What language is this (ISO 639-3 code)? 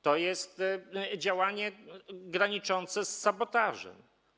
pol